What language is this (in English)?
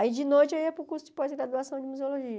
Portuguese